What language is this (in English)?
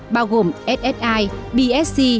Vietnamese